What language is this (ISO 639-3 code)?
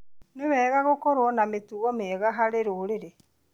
kik